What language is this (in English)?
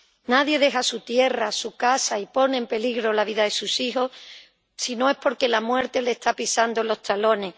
Spanish